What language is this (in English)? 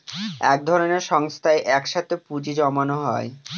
Bangla